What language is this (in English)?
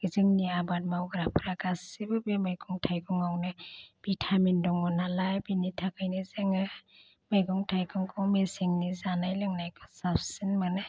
Bodo